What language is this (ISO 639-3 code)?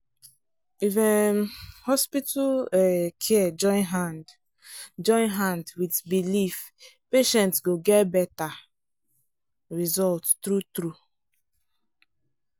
pcm